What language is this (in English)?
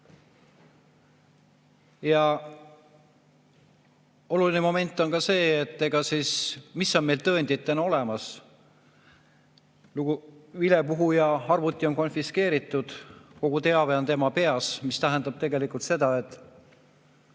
Estonian